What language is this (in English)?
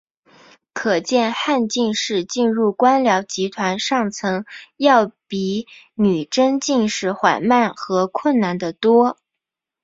Chinese